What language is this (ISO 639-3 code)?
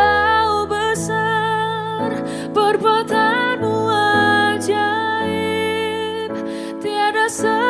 ind